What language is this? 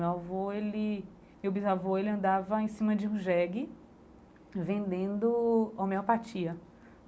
Portuguese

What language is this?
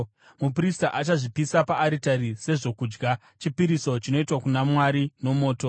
Shona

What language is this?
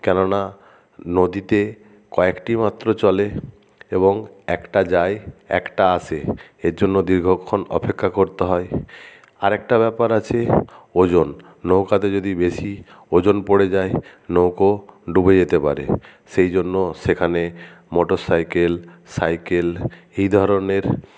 Bangla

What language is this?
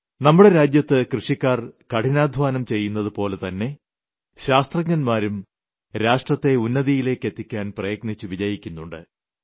Malayalam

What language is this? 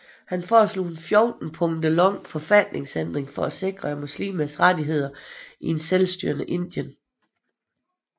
Danish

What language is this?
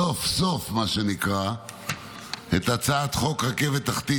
Hebrew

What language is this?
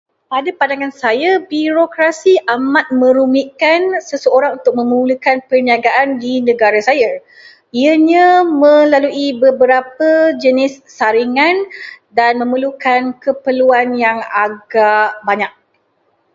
Malay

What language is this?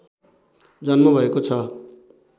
Nepali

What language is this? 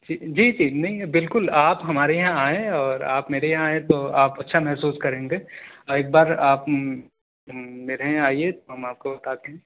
Urdu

